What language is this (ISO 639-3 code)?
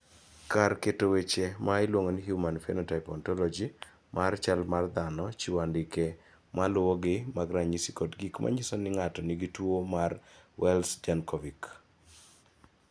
luo